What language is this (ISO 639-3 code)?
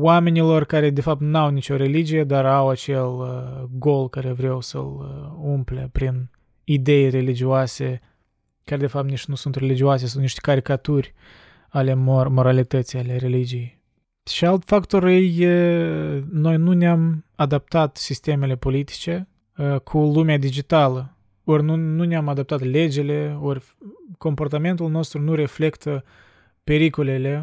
ron